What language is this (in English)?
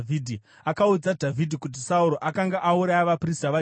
Shona